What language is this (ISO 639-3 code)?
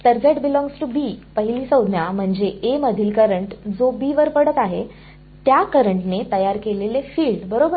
mar